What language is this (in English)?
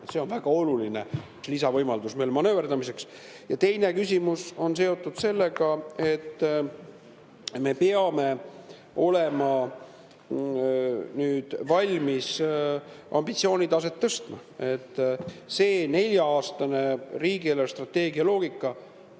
Estonian